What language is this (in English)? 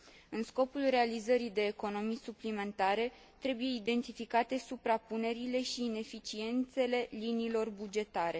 Romanian